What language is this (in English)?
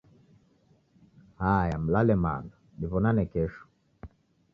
Taita